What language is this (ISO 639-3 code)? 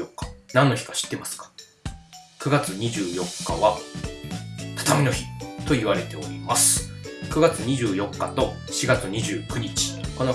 jpn